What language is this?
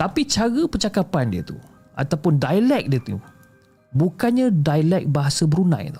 Malay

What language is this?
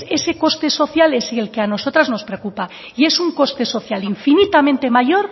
Spanish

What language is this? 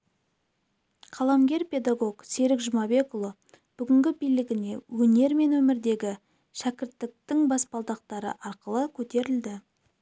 Kazakh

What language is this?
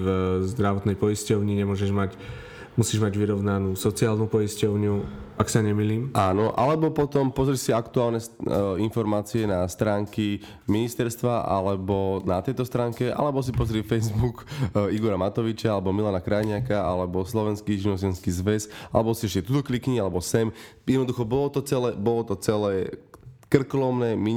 Slovak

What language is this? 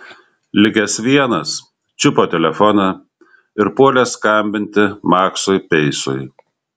Lithuanian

